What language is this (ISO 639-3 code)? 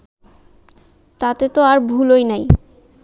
ben